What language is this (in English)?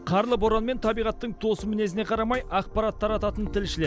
Kazakh